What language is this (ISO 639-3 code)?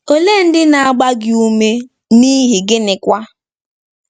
ibo